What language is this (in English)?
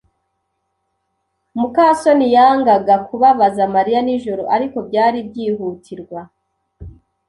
Kinyarwanda